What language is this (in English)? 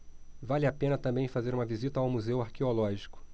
Portuguese